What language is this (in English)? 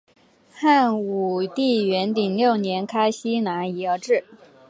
Chinese